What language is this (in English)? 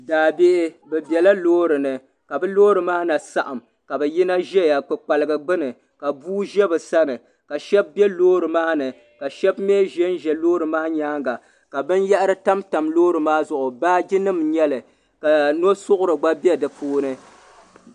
Dagbani